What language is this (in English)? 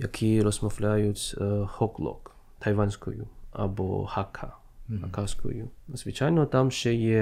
Ukrainian